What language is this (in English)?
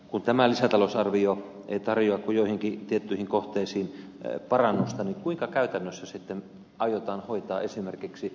Finnish